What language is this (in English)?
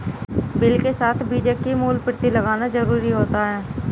Hindi